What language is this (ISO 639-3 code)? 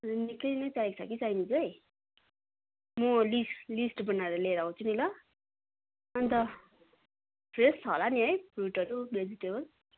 nep